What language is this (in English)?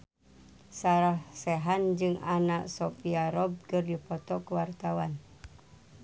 Sundanese